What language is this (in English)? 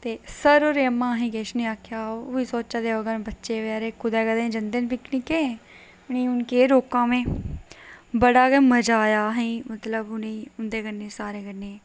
Dogri